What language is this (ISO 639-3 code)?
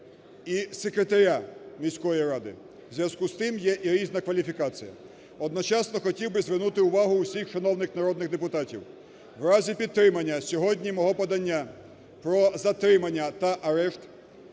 ukr